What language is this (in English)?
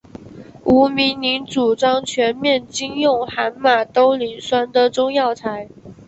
Chinese